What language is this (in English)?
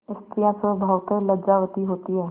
Hindi